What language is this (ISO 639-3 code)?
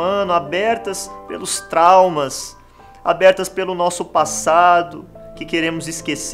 por